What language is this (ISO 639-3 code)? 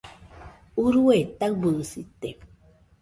hux